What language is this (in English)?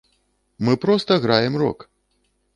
Belarusian